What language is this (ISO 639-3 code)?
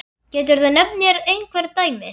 isl